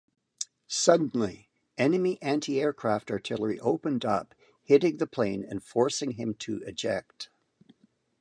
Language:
English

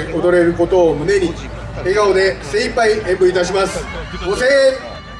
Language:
Japanese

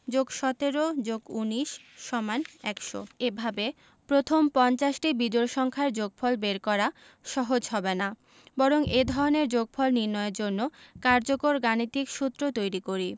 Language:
Bangla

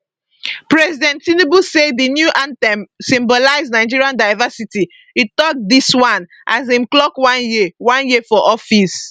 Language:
Nigerian Pidgin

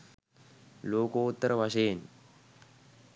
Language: Sinhala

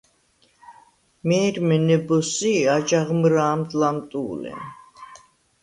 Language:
Svan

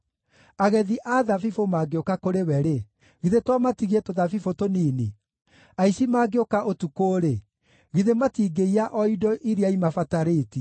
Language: Kikuyu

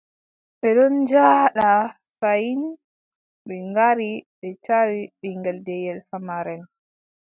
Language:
Adamawa Fulfulde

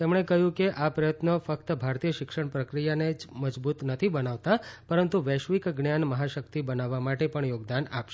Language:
Gujarati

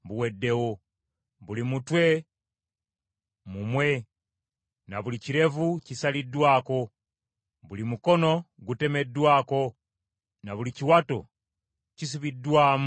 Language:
Ganda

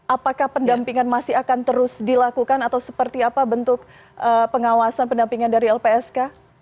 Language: Indonesian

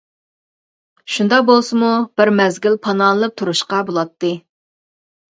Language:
Uyghur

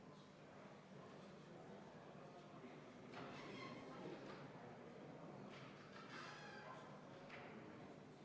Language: Estonian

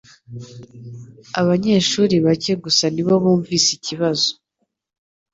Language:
Kinyarwanda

